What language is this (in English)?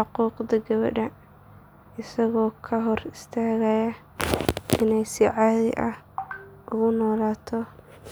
Somali